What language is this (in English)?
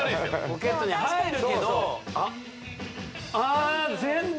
Japanese